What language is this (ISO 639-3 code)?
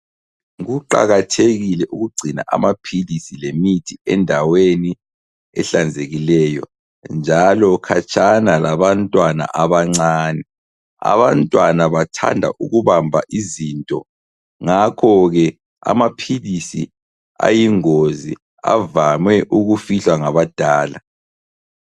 nde